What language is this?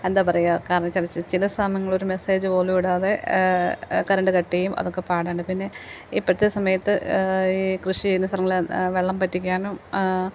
Malayalam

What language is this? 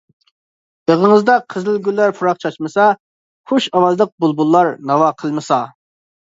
Uyghur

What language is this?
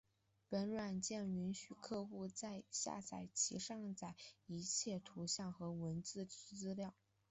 Chinese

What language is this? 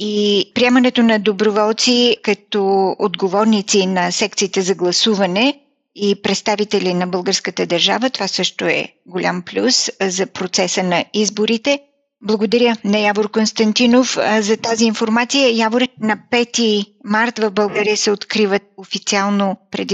Bulgarian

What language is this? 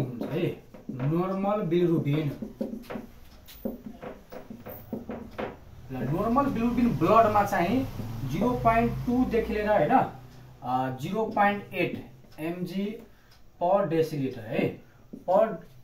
Hindi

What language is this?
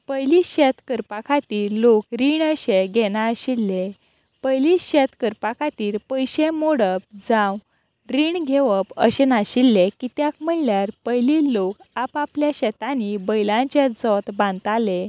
Konkani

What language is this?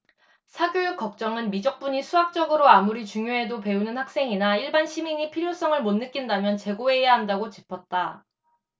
Korean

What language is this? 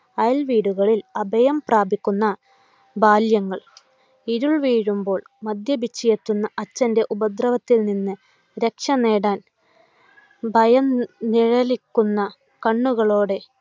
Malayalam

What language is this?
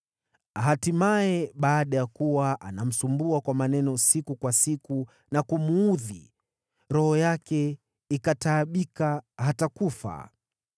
Swahili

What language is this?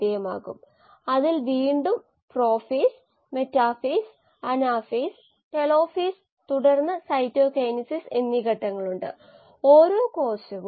Malayalam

